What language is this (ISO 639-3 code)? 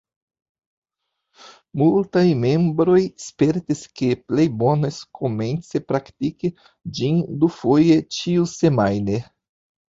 epo